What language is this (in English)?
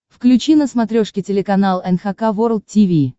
Russian